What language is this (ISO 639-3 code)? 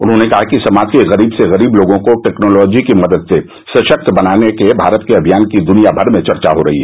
hin